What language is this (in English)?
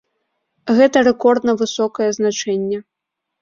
Belarusian